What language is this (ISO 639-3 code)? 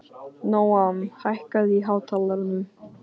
isl